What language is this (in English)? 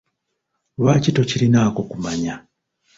Ganda